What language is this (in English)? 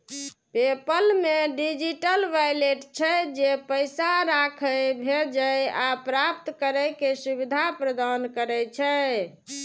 Maithili